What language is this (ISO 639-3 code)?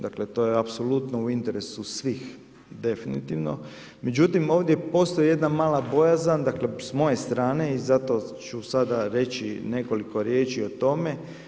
hrv